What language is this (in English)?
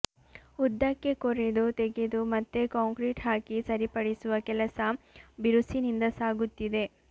Kannada